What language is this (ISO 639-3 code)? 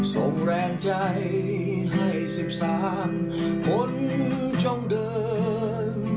tha